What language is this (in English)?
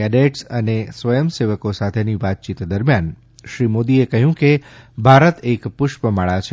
Gujarati